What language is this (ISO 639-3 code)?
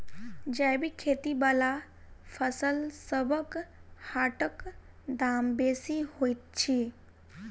mai